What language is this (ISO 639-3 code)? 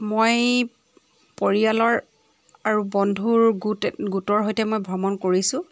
asm